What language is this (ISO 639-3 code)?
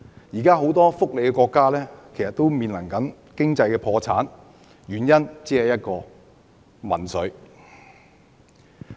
yue